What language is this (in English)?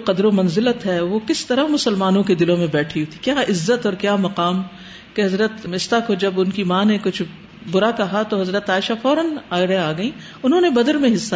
Urdu